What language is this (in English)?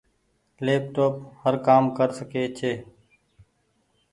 Goaria